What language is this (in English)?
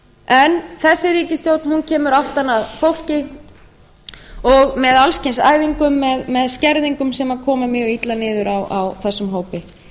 Icelandic